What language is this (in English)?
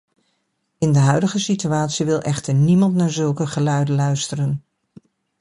Dutch